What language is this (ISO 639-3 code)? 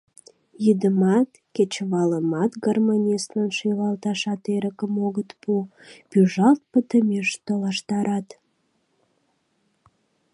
chm